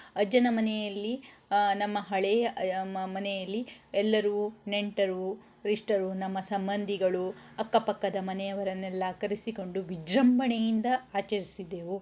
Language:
Kannada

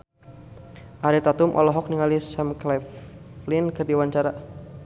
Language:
Sundanese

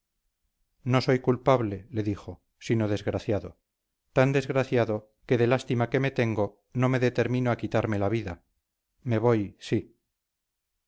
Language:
Spanish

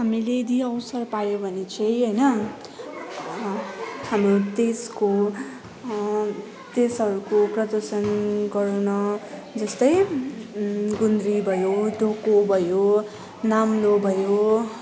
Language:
Nepali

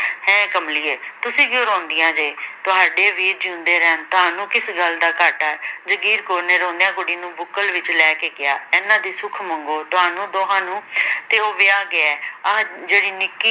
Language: Punjabi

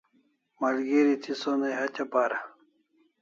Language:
Kalasha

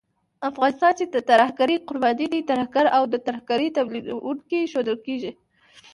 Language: Pashto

